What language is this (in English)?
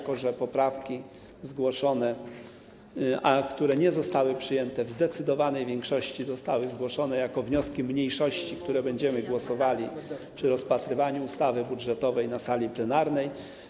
Polish